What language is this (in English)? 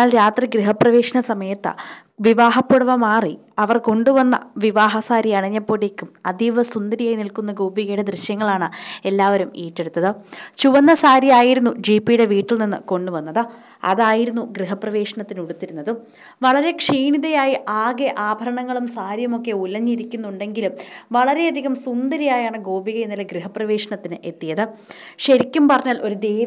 Malayalam